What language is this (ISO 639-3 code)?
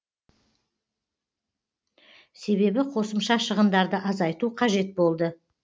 kaz